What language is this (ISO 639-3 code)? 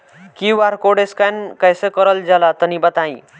bho